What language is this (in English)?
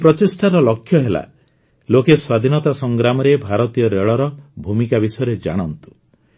Odia